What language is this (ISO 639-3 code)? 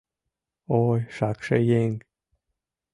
chm